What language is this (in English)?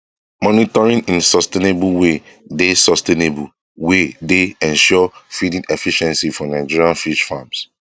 Nigerian Pidgin